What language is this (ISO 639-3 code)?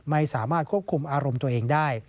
tha